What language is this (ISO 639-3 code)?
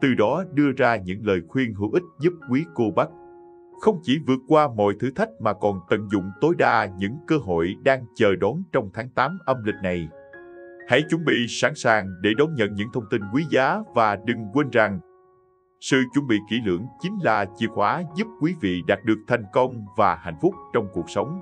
vie